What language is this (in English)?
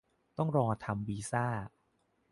Thai